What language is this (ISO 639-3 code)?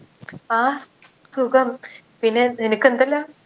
mal